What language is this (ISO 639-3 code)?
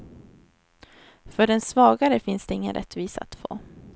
swe